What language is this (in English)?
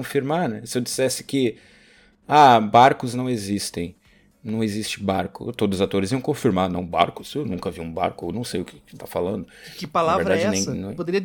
Portuguese